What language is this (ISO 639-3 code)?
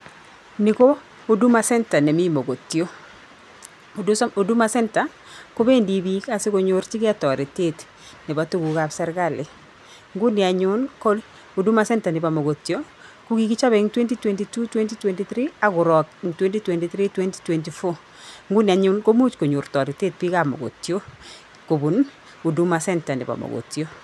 kln